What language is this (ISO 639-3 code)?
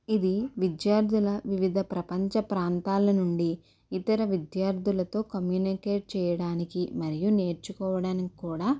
tel